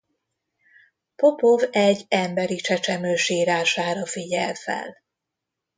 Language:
Hungarian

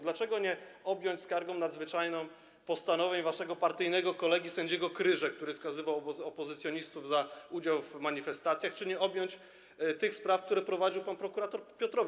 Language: Polish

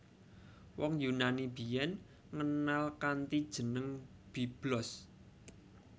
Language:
Javanese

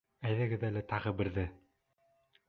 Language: Bashkir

